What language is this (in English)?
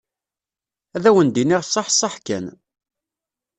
Kabyle